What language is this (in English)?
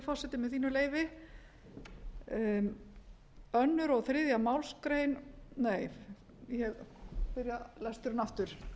Icelandic